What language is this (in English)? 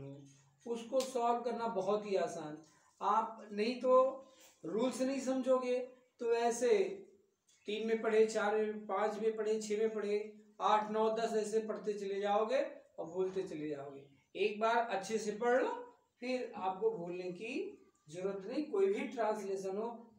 Hindi